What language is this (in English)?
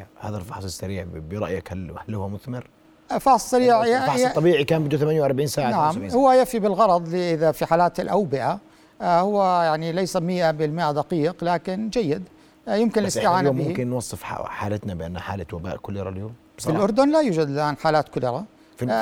Arabic